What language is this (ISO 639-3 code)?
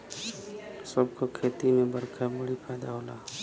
bho